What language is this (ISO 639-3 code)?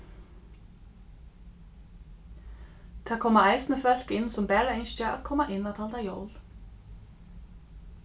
fao